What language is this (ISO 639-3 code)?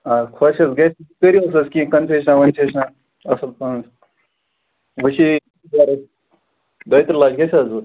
kas